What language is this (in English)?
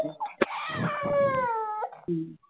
Marathi